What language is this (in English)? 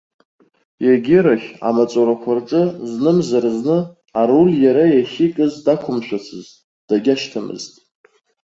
Abkhazian